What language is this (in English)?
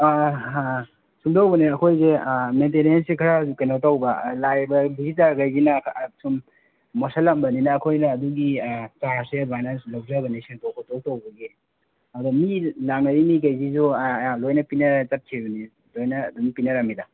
Manipuri